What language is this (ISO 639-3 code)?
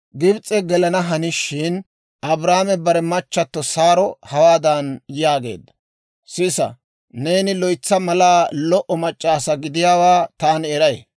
dwr